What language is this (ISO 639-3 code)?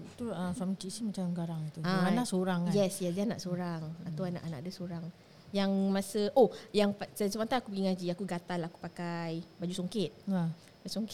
msa